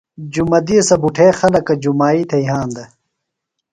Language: Phalura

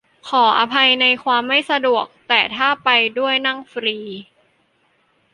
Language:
Thai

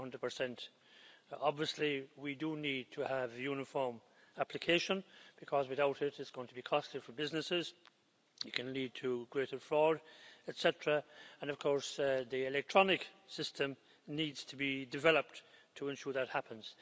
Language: English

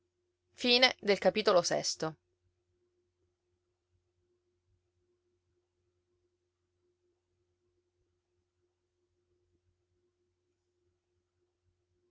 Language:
Italian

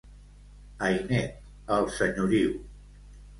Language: Catalan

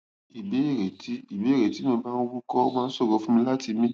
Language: Yoruba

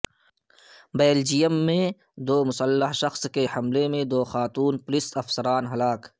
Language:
Urdu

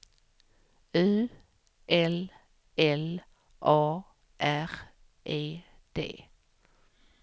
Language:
Swedish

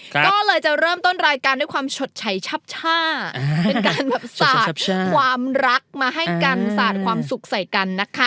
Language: Thai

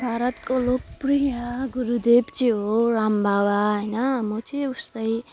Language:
Nepali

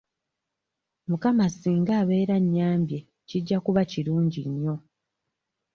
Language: Ganda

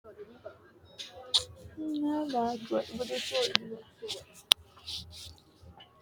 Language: Sidamo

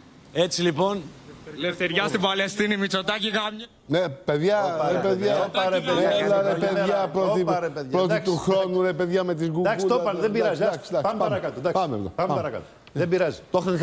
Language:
Greek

